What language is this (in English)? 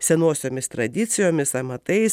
Lithuanian